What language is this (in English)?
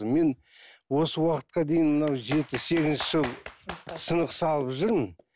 Kazakh